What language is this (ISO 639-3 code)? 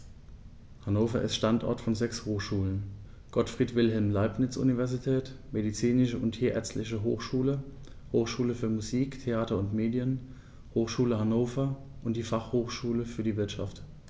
deu